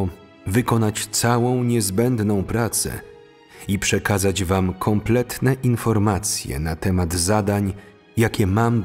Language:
Polish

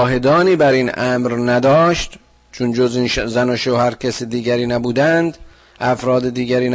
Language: Persian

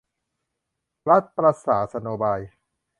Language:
Thai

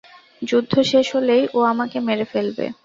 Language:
Bangla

